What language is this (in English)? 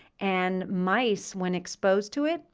English